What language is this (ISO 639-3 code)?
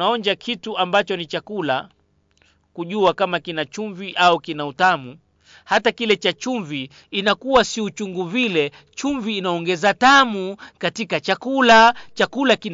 swa